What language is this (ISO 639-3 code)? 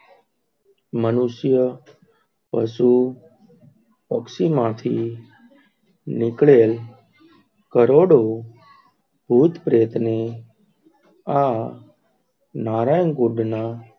guj